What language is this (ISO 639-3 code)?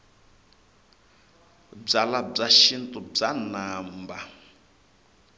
tso